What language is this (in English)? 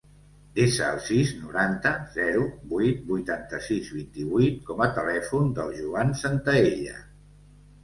Catalan